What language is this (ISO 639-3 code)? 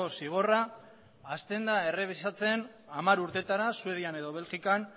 eus